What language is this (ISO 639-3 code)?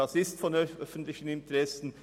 gsw